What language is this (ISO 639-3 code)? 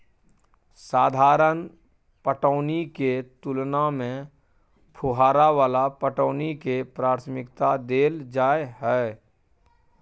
mai